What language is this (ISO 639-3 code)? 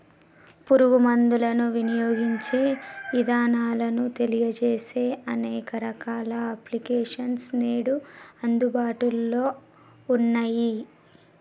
tel